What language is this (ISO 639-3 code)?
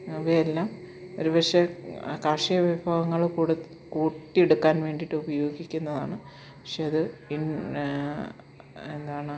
mal